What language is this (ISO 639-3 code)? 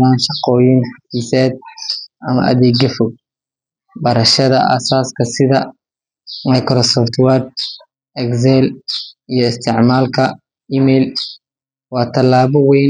som